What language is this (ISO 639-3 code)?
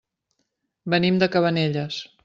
cat